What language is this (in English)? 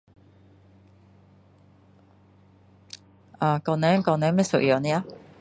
Min Dong Chinese